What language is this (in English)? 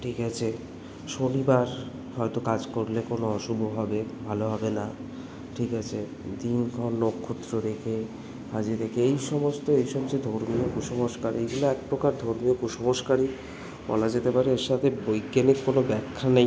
Bangla